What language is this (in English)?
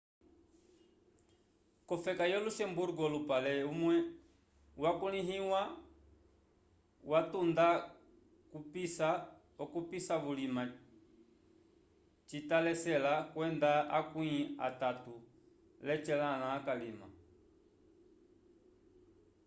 Umbundu